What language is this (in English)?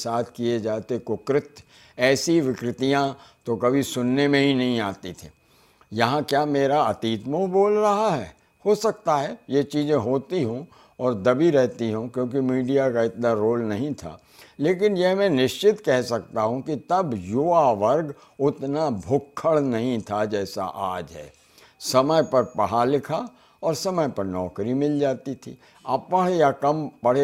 Hindi